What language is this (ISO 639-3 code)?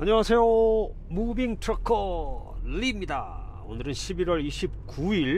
kor